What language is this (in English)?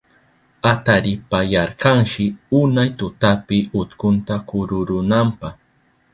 Southern Pastaza Quechua